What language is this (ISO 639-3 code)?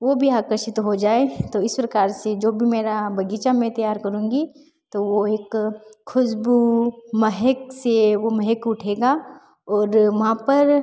hin